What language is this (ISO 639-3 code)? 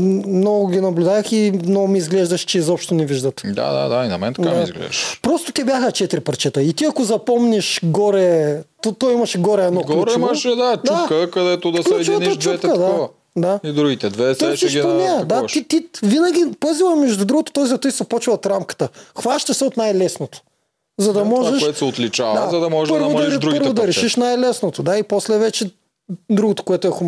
bul